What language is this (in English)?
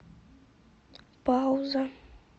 Russian